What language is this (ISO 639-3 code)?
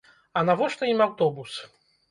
bel